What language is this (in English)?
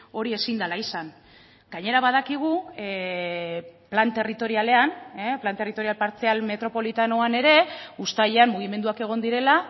Basque